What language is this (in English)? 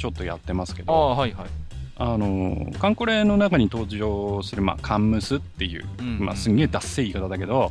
Japanese